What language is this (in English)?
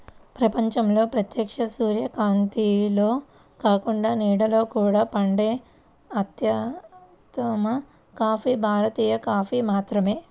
Telugu